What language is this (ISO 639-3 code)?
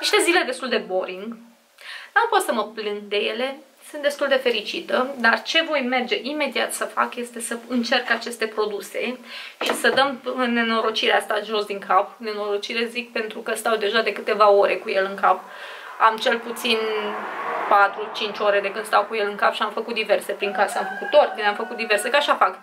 ron